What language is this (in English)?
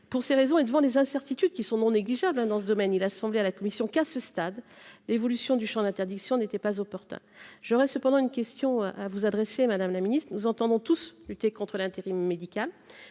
French